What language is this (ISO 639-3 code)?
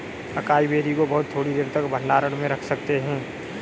hin